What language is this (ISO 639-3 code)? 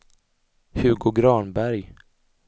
swe